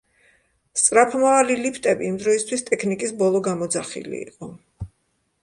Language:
Georgian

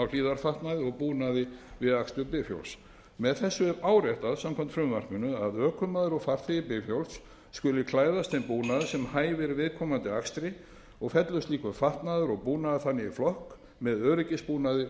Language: Icelandic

